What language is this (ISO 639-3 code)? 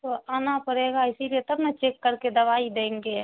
urd